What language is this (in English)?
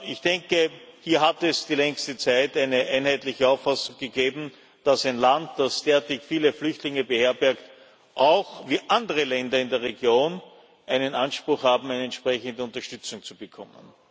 German